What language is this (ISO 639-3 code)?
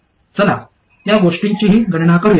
mar